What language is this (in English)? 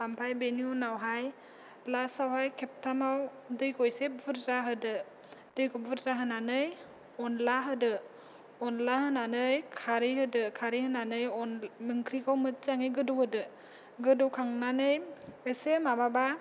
Bodo